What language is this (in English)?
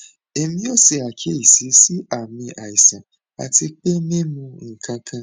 Yoruba